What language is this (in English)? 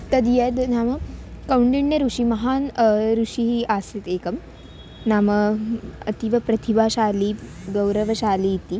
Sanskrit